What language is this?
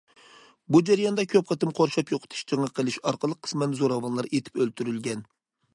Uyghur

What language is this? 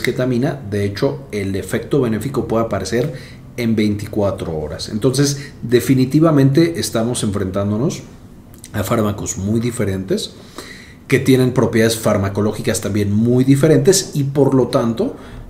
Spanish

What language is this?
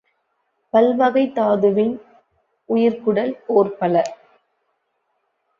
Tamil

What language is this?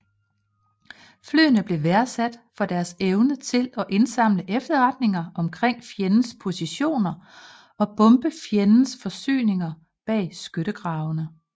Danish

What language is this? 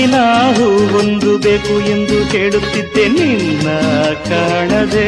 Kannada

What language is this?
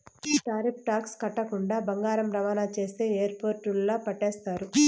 Telugu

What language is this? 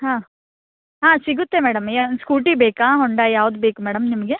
Kannada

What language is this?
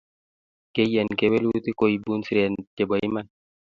Kalenjin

